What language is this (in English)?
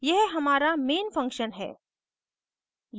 Hindi